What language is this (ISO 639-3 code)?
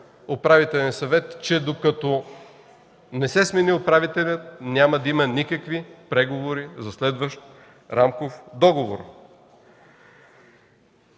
bul